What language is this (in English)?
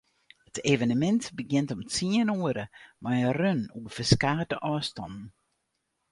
Western Frisian